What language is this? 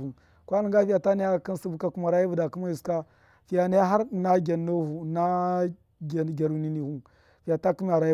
Miya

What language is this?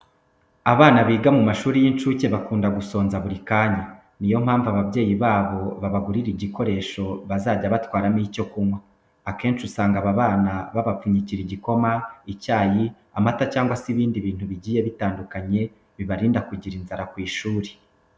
Kinyarwanda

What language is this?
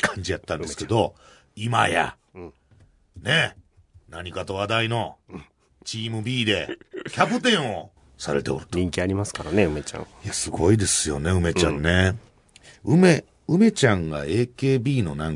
Japanese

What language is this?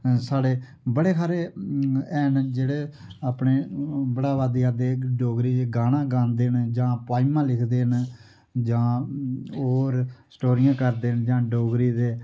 Dogri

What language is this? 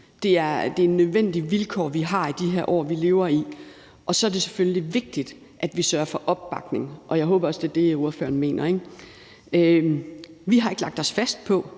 Danish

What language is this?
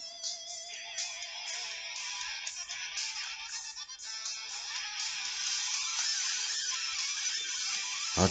French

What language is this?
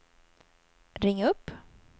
Swedish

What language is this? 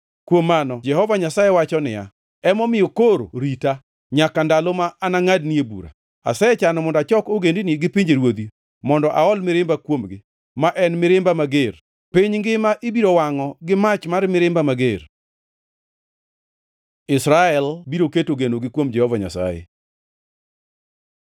Luo (Kenya and Tanzania)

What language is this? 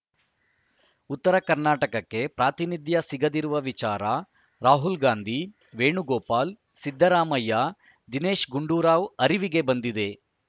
Kannada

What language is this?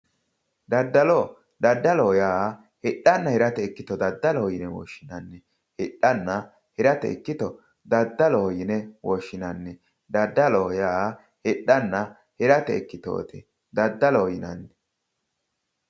Sidamo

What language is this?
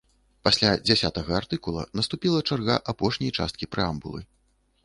Belarusian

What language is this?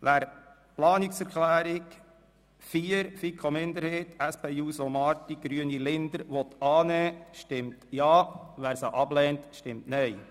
Swiss German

